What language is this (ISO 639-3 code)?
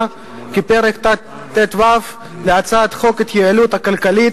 heb